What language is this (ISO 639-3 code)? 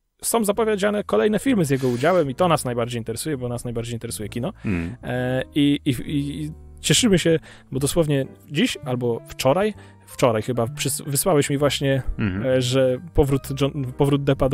pol